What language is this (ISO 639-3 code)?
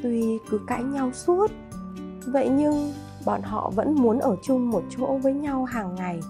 vie